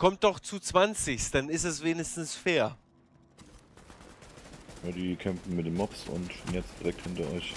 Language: German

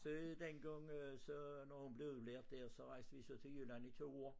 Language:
Danish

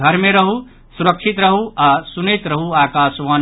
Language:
Maithili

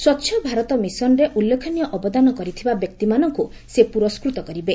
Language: Odia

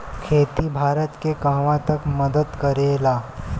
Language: Bhojpuri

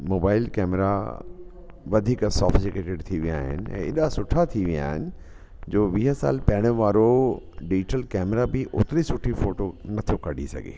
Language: Sindhi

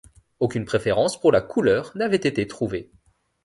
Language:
French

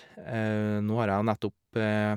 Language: Norwegian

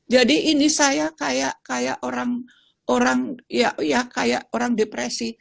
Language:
Indonesian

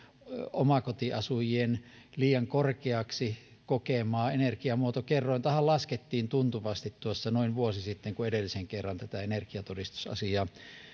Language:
Finnish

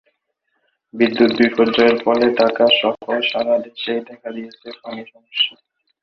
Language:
Bangla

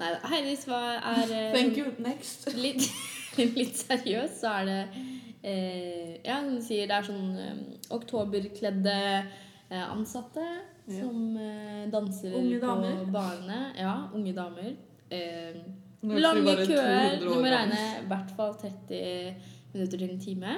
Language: Swedish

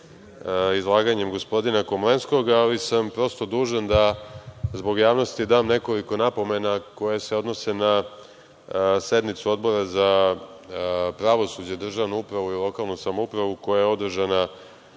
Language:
Serbian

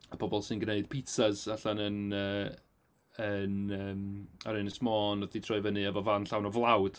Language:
Welsh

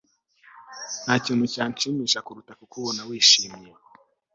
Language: Kinyarwanda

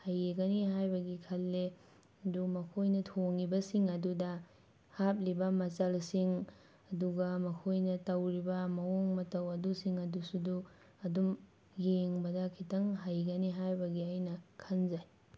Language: Manipuri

